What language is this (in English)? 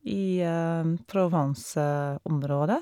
Norwegian